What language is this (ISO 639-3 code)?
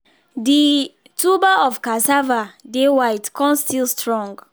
pcm